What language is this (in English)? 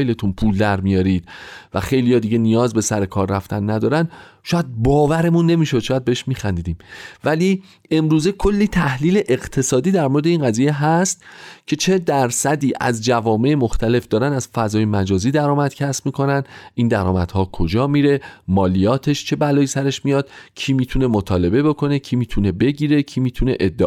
Persian